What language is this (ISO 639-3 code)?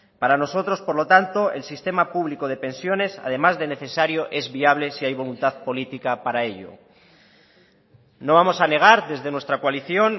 spa